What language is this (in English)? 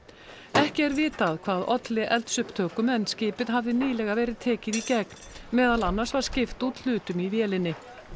Icelandic